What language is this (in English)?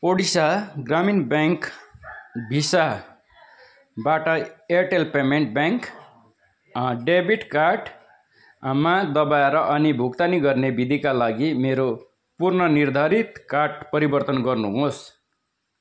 Nepali